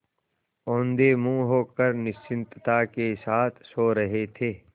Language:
Hindi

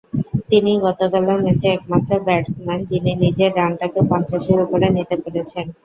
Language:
Bangla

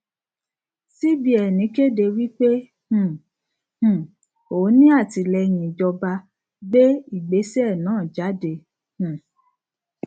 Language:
Yoruba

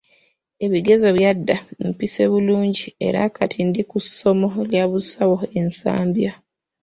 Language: Ganda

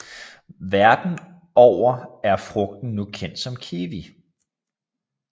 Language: Danish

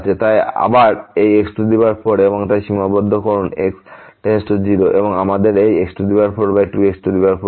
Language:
Bangla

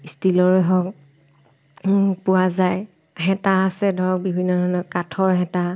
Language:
Assamese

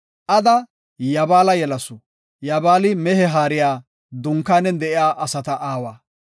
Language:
Gofa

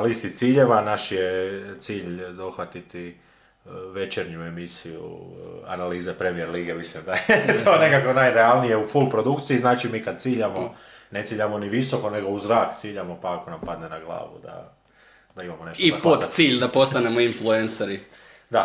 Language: Croatian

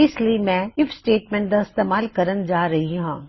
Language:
Punjabi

